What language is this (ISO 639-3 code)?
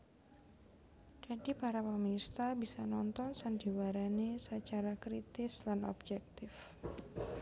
jav